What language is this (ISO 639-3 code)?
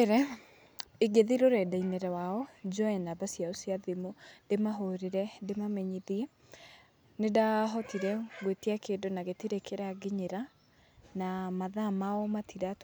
kik